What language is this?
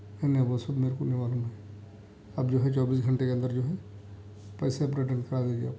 Urdu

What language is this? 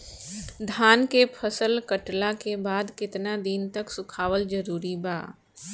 Bhojpuri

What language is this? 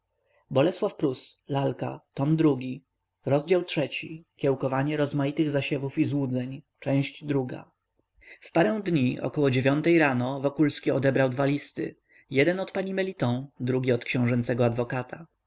Polish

